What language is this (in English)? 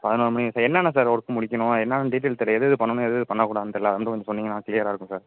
Tamil